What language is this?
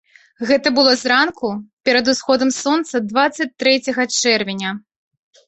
Belarusian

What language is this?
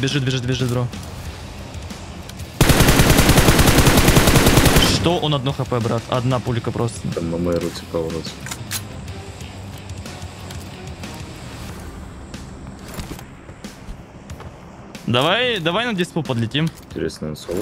Russian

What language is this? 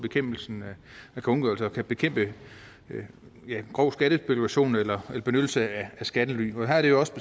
Danish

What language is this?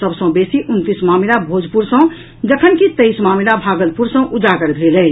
Maithili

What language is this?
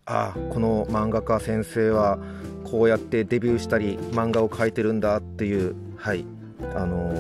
Japanese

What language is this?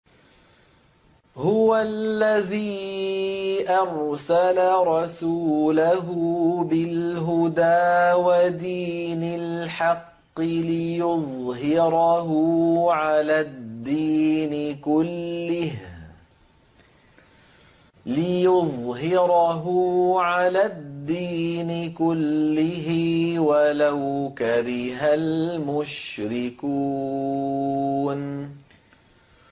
Arabic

